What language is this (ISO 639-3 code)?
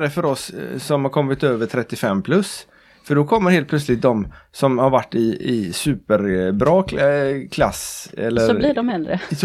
swe